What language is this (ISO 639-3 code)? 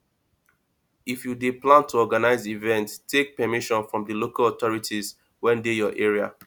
pcm